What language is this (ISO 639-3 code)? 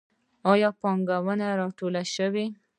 pus